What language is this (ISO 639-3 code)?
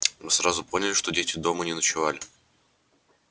rus